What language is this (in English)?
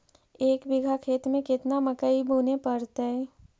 Magahi